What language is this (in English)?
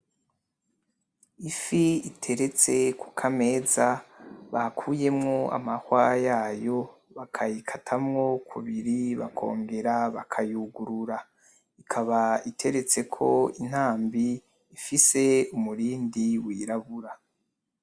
Rundi